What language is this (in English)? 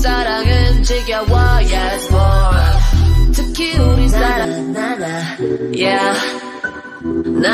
Polish